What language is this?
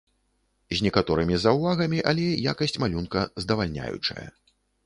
Belarusian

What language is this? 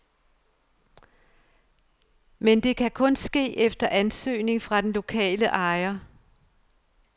Danish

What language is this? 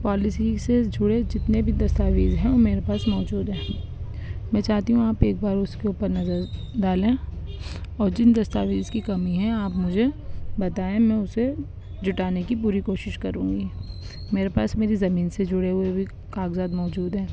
Urdu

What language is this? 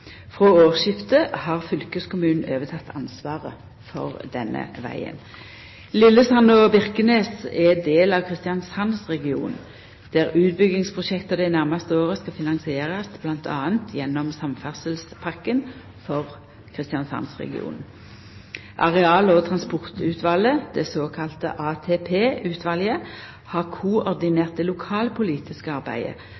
Norwegian Nynorsk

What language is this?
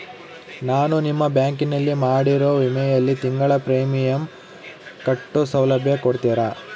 Kannada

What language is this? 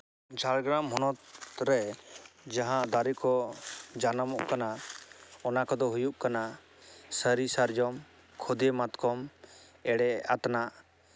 Santali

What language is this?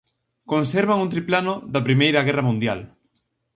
Galician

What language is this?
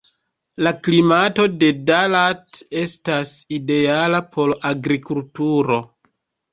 Esperanto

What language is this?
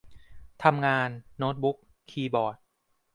Thai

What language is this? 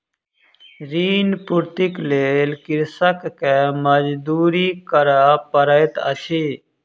Maithili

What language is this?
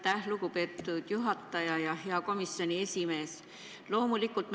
Estonian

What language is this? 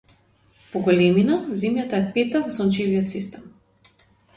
Macedonian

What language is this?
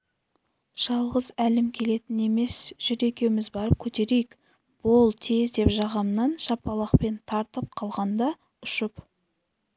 Kazakh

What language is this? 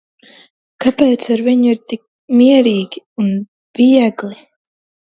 Latvian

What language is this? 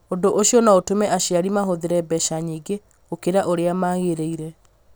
Kikuyu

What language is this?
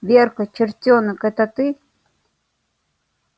Russian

